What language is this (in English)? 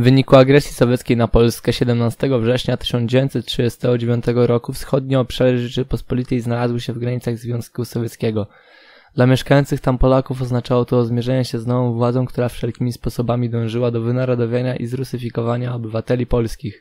Polish